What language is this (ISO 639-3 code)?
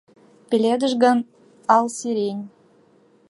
chm